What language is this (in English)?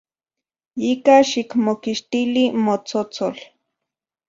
Central Puebla Nahuatl